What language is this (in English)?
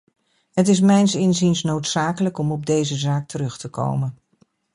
Dutch